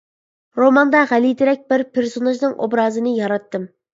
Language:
Uyghur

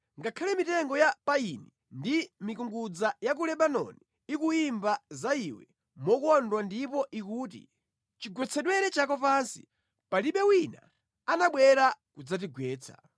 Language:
Nyanja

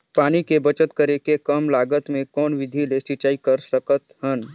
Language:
Chhattisgarhi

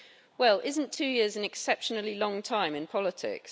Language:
English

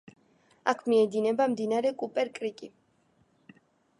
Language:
Georgian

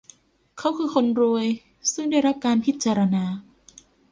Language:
Thai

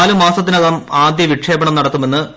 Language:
Malayalam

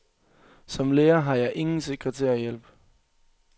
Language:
Danish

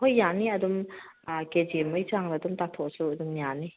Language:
Manipuri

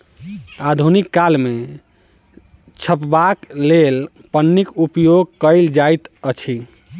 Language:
Maithili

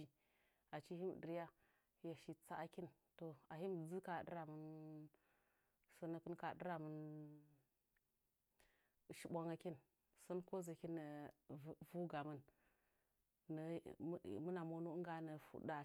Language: Nzanyi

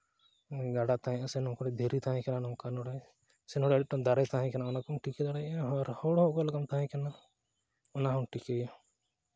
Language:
Santali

